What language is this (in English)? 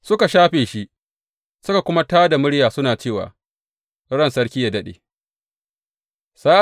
Hausa